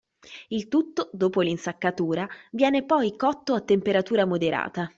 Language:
Italian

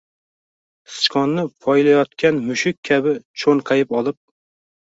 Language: Uzbek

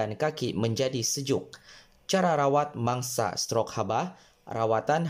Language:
Malay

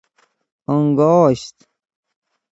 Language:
Persian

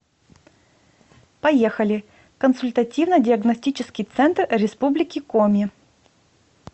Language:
Russian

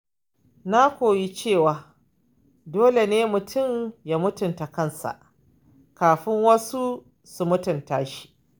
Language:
Hausa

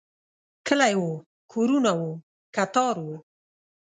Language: Pashto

